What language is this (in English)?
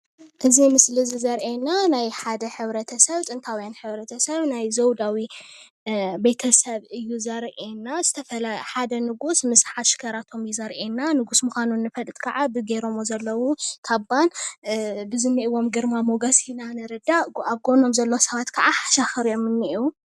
Tigrinya